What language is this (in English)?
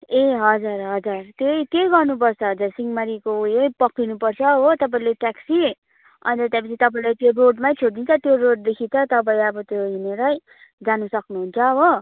Nepali